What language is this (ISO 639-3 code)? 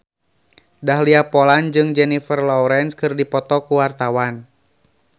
sun